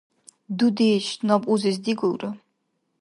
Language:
Dargwa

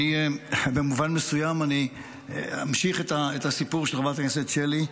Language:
Hebrew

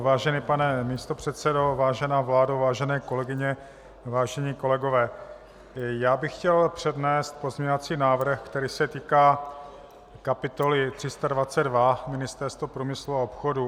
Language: Czech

